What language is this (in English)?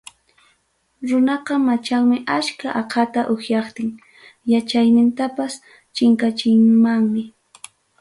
Ayacucho Quechua